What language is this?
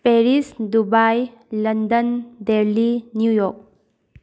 Manipuri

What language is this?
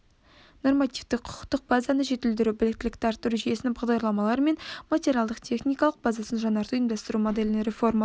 Kazakh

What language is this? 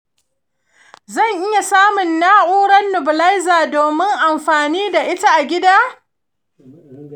Hausa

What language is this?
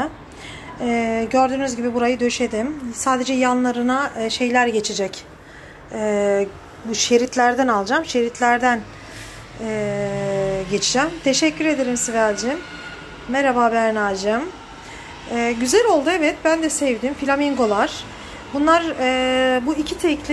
Turkish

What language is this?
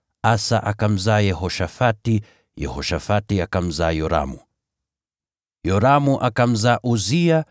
Swahili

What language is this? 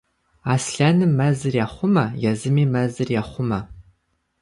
Kabardian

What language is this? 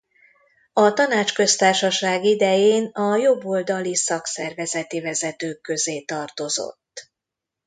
Hungarian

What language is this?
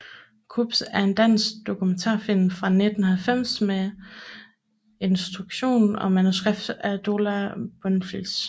Danish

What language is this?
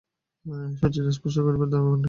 Bangla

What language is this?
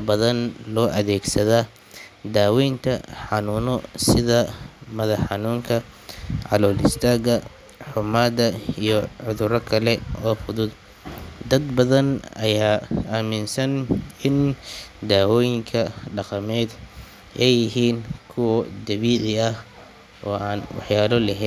Somali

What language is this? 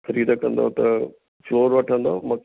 Sindhi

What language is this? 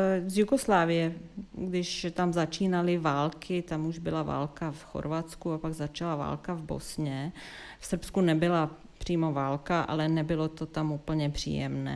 Czech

